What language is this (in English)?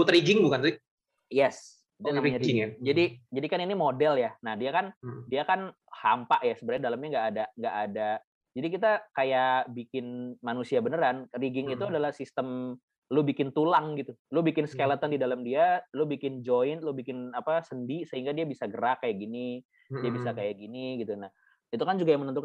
Indonesian